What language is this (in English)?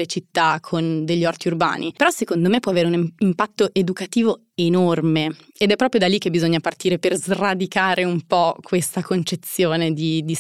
Italian